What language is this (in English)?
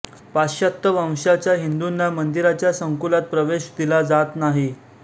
Marathi